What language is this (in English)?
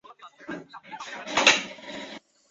Chinese